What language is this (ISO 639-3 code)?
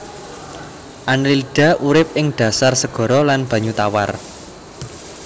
jav